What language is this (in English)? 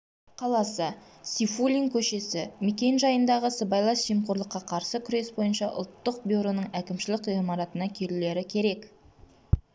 Kazakh